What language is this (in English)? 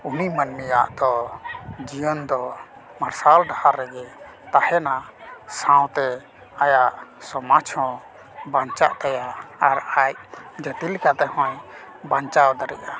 Santali